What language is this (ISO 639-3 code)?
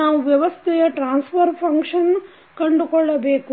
kan